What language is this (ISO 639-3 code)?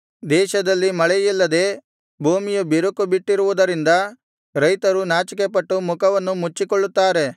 kan